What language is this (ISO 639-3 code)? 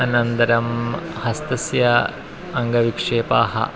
san